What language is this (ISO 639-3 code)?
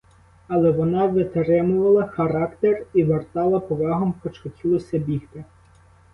ukr